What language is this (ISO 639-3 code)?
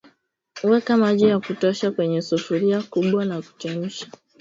swa